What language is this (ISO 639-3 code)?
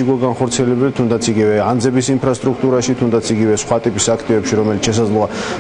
ron